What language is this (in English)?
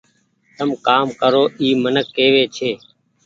Goaria